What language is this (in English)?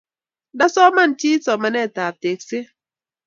Kalenjin